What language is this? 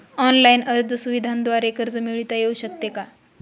Marathi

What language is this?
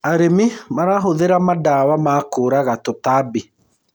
Kikuyu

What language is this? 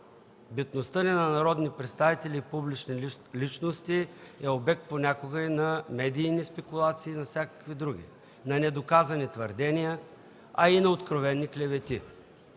Bulgarian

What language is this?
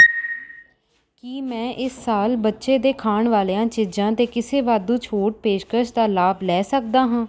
Punjabi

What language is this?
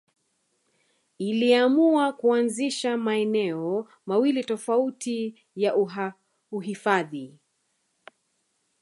Swahili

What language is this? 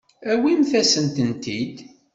Kabyle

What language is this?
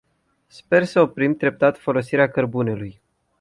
Romanian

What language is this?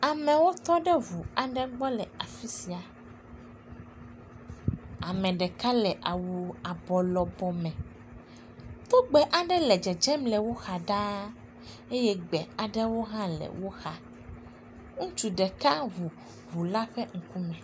Ewe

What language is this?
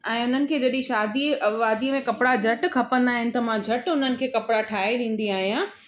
Sindhi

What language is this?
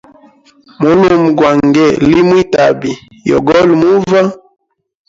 Hemba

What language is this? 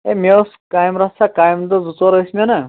Kashmiri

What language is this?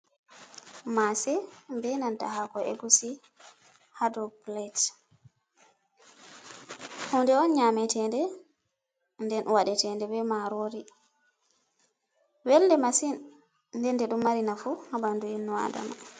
Fula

